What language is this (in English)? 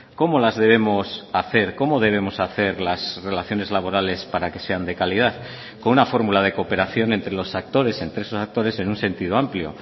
Spanish